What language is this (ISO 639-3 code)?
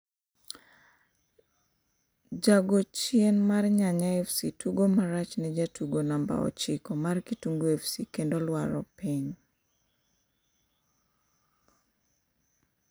luo